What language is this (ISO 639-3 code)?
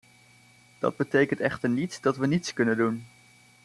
nld